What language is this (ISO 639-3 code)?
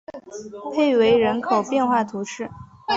zho